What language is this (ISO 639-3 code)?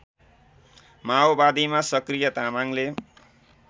nep